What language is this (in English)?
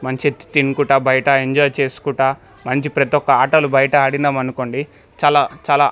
Telugu